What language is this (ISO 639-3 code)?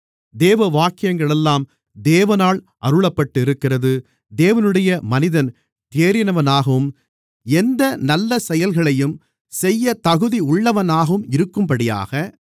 tam